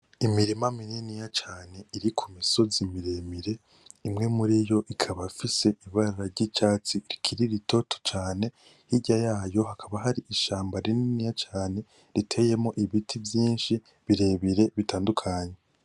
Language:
Rundi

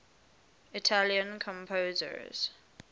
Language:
English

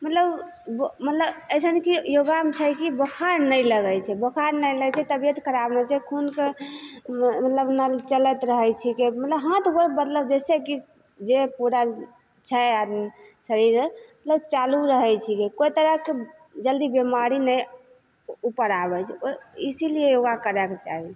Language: Maithili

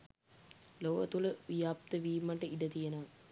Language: Sinhala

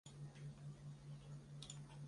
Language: Chinese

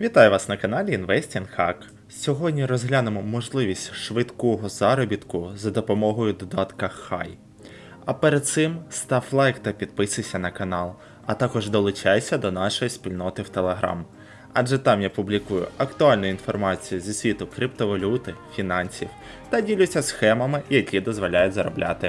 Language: Ukrainian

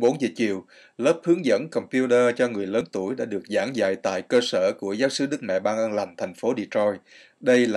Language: Vietnamese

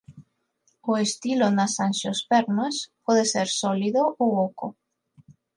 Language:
Galician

